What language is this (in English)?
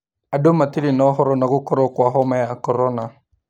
Kikuyu